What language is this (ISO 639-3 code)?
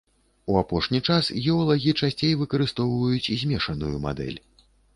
bel